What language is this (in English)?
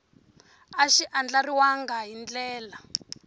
Tsonga